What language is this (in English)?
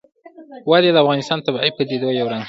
Pashto